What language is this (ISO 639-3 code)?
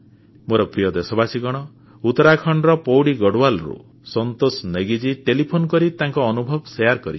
ori